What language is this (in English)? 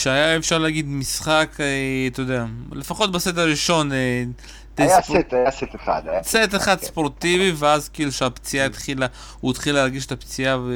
Hebrew